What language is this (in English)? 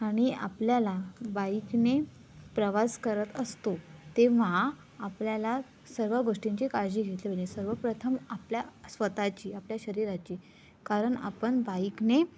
Marathi